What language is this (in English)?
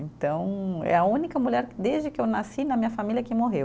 Portuguese